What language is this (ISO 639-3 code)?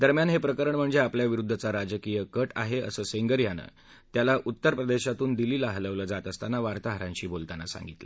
mar